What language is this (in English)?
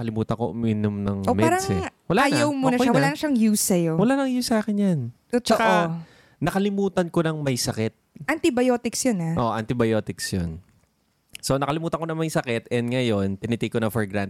Filipino